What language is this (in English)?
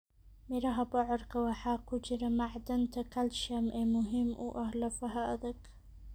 Somali